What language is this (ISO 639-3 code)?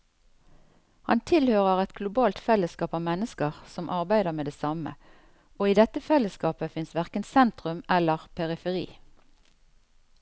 nor